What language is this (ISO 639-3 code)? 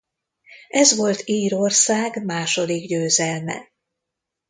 hun